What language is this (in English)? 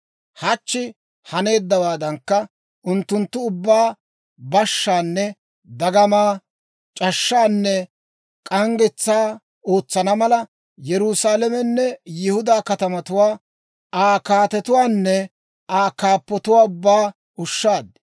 Dawro